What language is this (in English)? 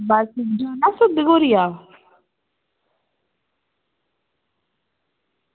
Dogri